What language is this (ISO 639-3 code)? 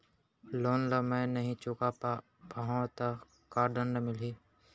hne